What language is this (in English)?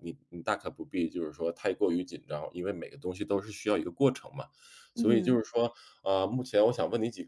Chinese